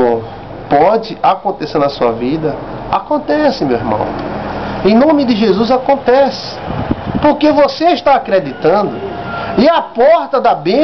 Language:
Portuguese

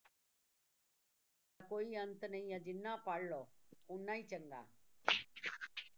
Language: Punjabi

